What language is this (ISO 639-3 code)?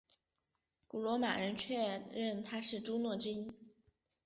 zho